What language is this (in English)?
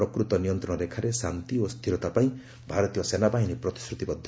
Odia